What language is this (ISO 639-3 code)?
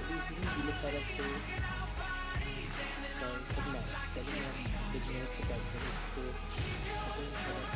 msa